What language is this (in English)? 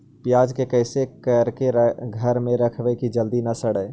Magahi